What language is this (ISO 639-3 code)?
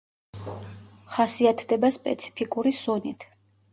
kat